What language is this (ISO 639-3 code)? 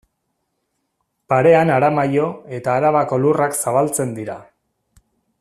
eus